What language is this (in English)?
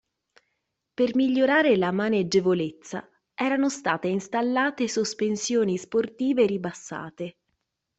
Italian